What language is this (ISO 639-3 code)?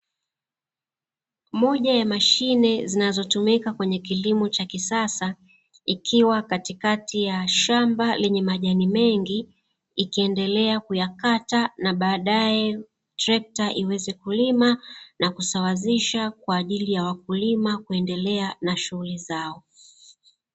swa